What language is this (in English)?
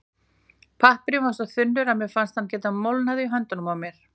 Icelandic